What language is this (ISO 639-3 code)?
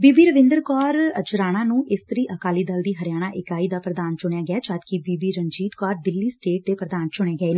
pan